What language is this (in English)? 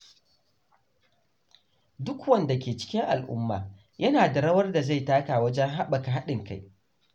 Hausa